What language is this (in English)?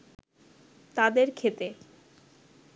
Bangla